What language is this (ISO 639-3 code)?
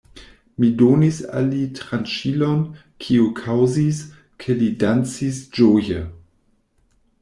epo